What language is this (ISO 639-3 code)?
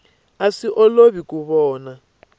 tso